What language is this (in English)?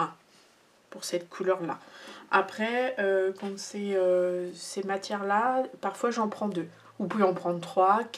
French